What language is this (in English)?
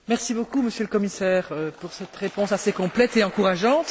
French